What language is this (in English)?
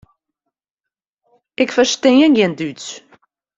Western Frisian